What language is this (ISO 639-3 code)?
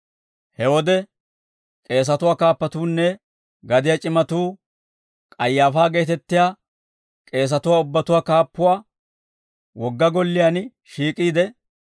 dwr